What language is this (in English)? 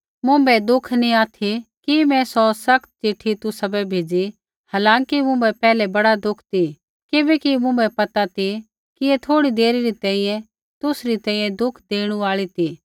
Kullu Pahari